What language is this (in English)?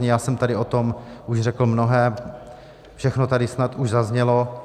Czech